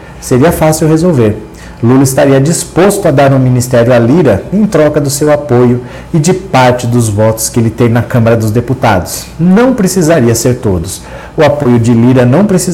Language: Portuguese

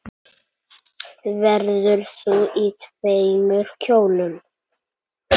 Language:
Icelandic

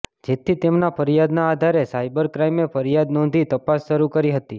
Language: Gujarati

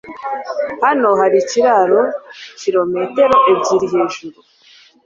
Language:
Kinyarwanda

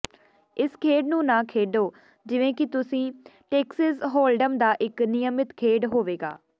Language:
Punjabi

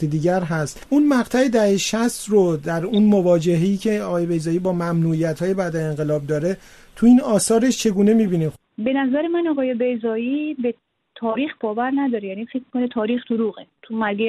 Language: Persian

